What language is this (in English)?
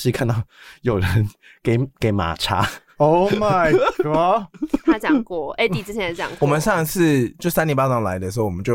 Chinese